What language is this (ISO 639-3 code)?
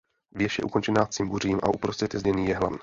ces